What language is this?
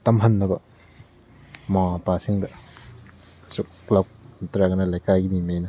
Manipuri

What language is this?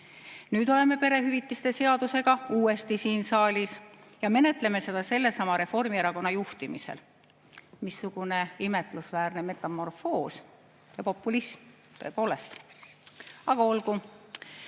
Estonian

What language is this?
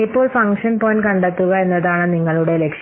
Malayalam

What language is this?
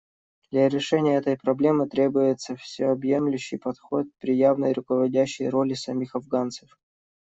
Russian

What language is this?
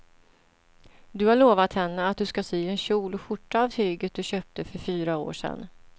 Swedish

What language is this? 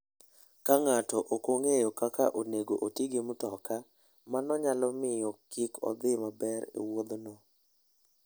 Luo (Kenya and Tanzania)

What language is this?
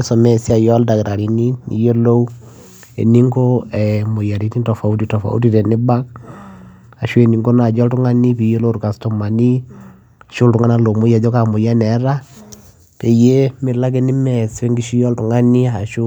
Masai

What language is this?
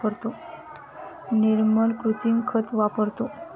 Marathi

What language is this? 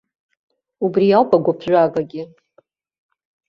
Abkhazian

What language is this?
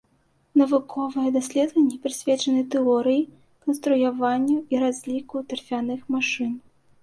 Belarusian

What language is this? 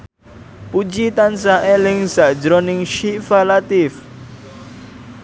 Javanese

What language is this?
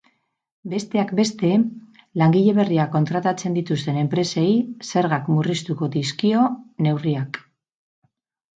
Basque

